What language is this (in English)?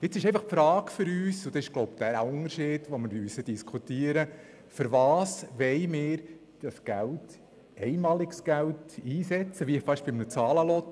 Swiss German